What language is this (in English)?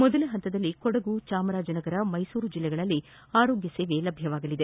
Kannada